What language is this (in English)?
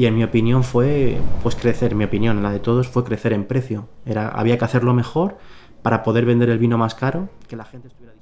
Finnish